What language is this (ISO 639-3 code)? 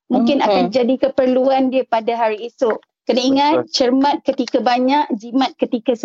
msa